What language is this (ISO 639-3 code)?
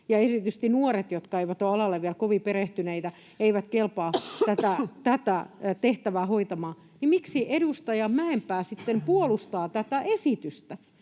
fin